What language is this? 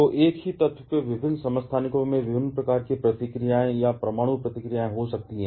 Hindi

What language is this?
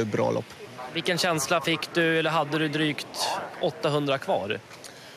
Swedish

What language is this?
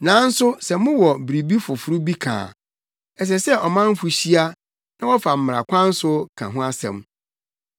Akan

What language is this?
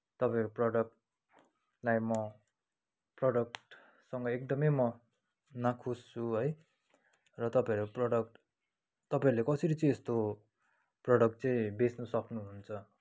Nepali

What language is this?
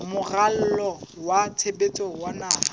Southern Sotho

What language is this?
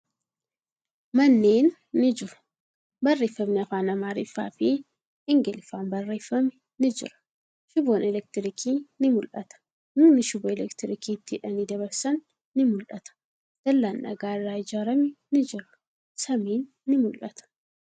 Oromo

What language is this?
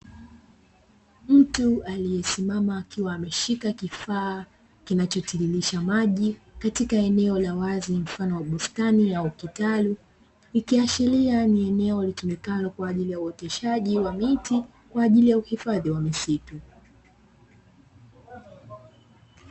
Swahili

